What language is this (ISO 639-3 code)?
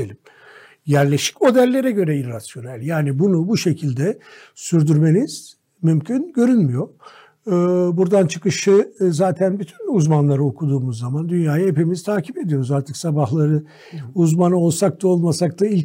tur